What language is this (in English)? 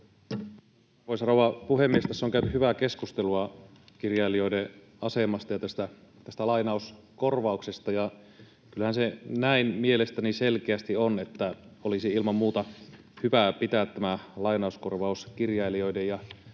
Finnish